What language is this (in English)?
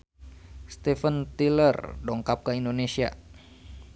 Sundanese